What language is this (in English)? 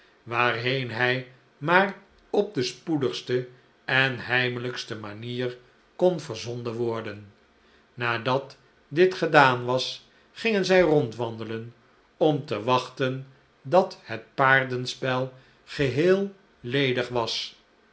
Dutch